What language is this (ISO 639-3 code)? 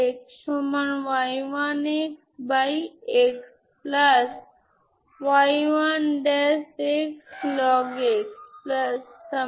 ben